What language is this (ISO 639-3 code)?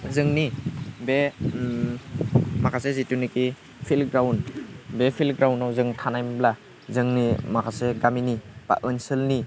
brx